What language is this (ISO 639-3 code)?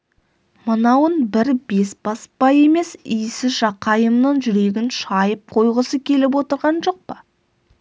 kaz